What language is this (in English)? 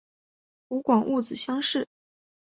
Chinese